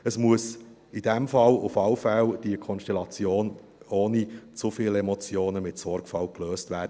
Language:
Swiss German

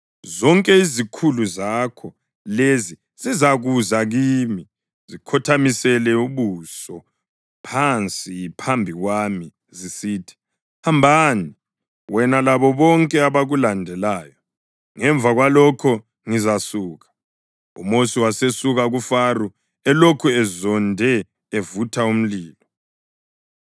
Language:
North Ndebele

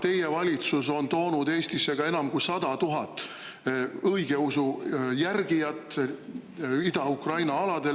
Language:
Estonian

